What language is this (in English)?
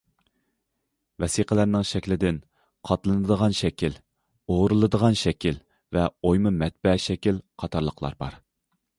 Uyghur